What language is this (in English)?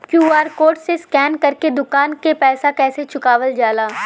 Bhojpuri